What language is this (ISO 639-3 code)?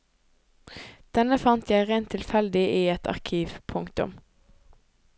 nor